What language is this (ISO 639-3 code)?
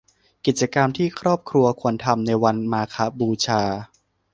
tha